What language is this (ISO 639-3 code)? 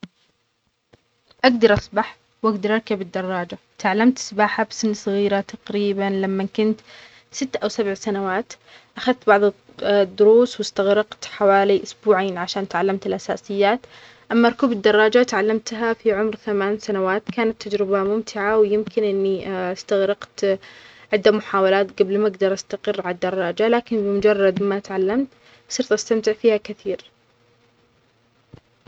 acx